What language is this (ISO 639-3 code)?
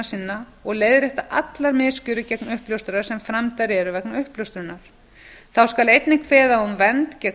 isl